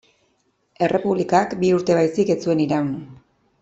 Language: Basque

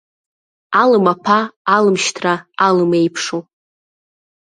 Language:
Abkhazian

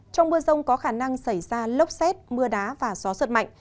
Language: Vietnamese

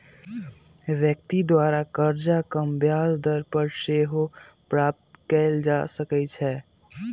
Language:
Magahi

